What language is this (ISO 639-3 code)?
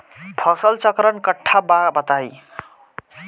bho